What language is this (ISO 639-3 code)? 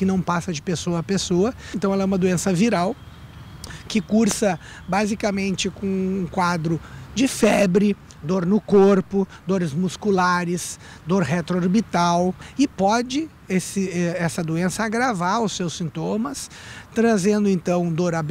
por